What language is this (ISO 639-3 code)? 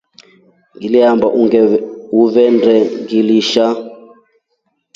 rof